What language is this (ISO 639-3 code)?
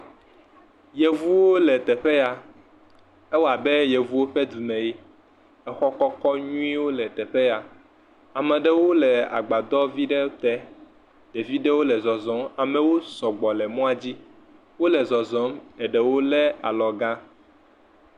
ewe